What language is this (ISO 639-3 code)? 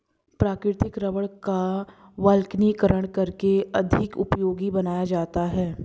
hin